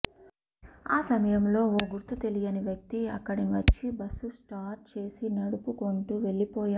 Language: Telugu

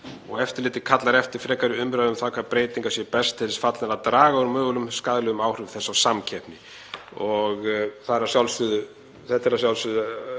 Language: Icelandic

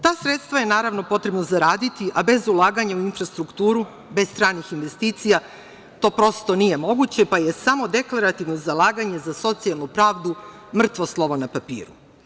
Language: Serbian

